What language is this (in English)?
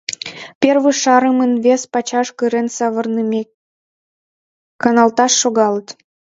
Mari